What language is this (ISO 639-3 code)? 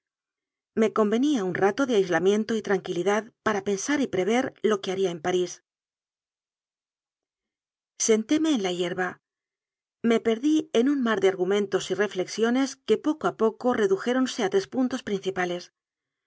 spa